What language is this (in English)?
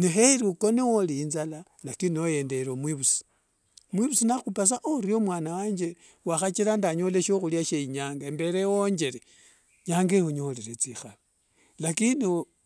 Wanga